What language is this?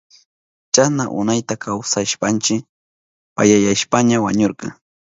Southern Pastaza Quechua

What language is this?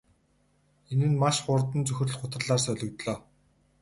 Mongolian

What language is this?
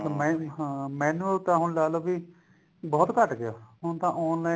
Punjabi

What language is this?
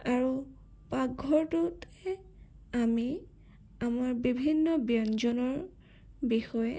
Assamese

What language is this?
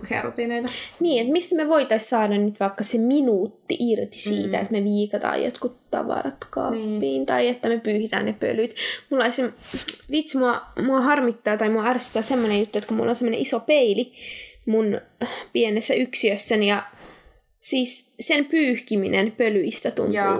Finnish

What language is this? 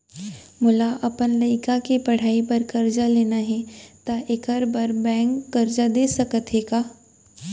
Chhattisgarhi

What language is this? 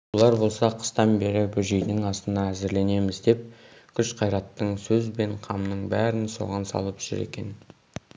Kazakh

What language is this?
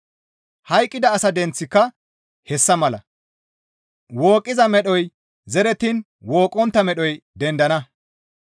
Gamo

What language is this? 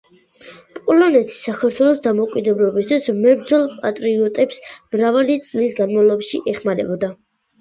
Georgian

